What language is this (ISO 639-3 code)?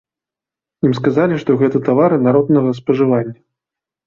bel